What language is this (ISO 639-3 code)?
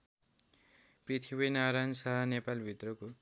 nep